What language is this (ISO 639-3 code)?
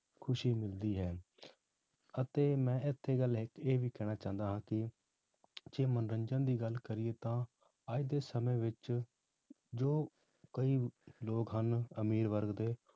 pan